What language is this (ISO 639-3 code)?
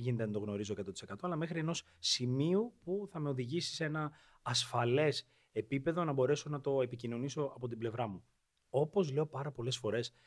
ell